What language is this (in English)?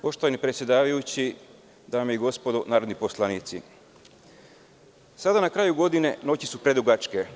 Serbian